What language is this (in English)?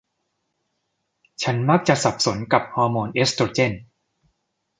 Thai